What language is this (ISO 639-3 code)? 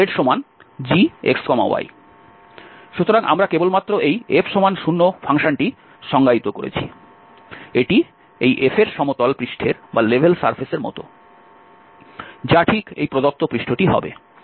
ben